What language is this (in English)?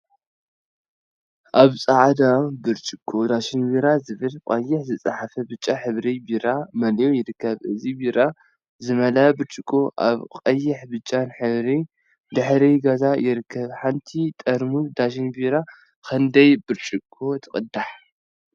Tigrinya